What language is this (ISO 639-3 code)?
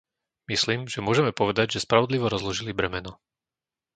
slk